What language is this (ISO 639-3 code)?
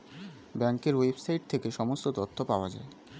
ben